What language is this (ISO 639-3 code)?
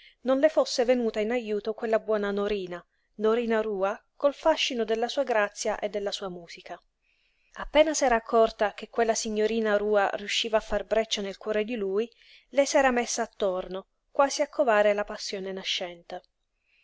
ita